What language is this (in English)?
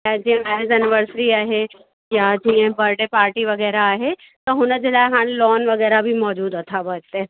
Sindhi